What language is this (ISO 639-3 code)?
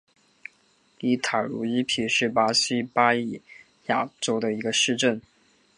zho